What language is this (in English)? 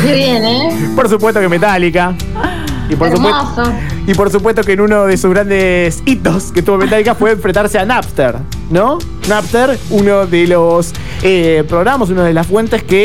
Spanish